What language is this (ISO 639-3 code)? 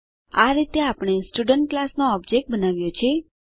guj